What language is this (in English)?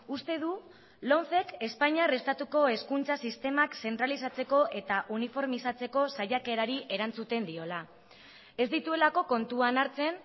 Basque